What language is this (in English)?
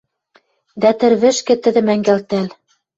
Western Mari